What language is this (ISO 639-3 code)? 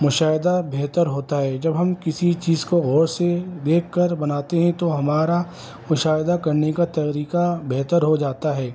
urd